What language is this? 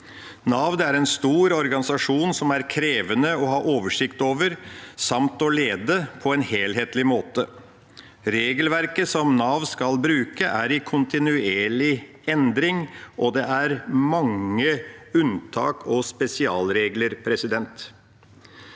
Norwegian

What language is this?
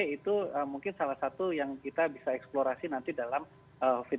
Indonesian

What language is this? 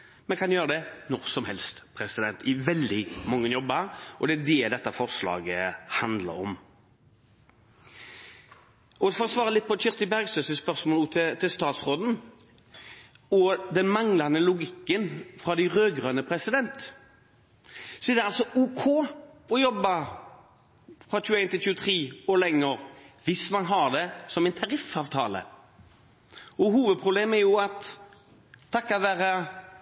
Norwegian Bokmål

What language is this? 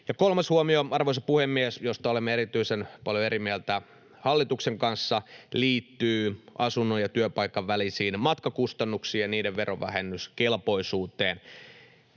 Finnish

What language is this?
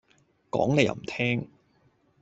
Cantonese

